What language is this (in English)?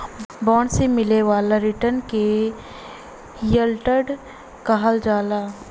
Bhojpuri